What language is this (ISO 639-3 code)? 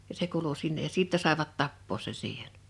fin